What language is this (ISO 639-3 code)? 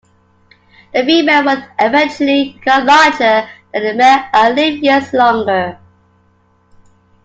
eng